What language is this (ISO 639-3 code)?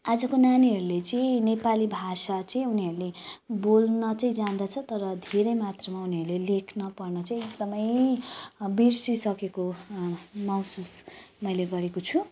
nep